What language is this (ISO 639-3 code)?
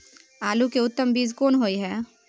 mai